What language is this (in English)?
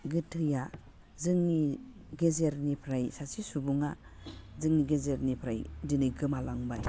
Bodo